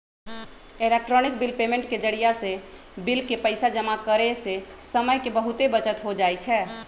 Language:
Magahi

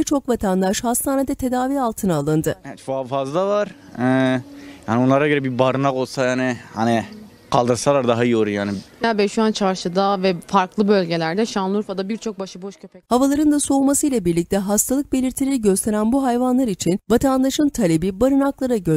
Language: Turkish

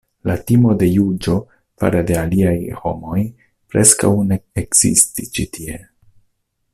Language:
Esperanto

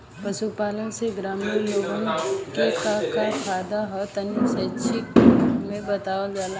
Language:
Bhojpuri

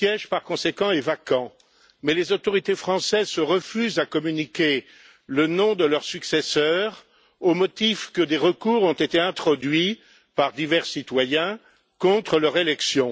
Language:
French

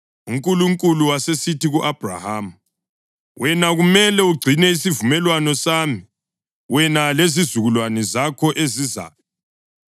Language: North Ndebele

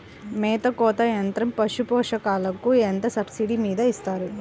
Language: Telugu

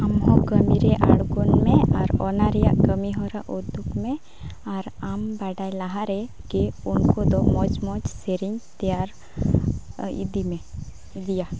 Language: Santali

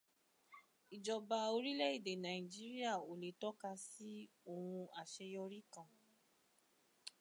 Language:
Yoruba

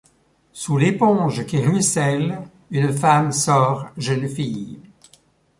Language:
French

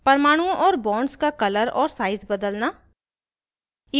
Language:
Hindi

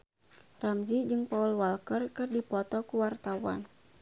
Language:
Sundanese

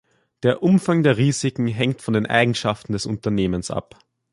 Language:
German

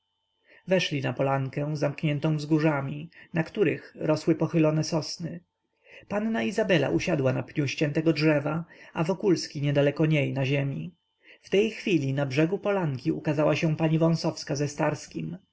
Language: Polish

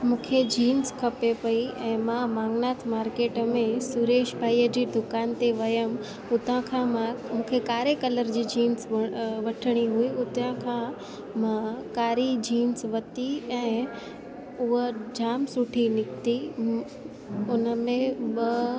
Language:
Sindhi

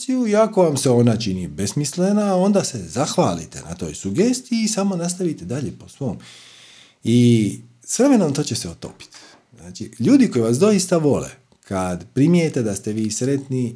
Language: Croatian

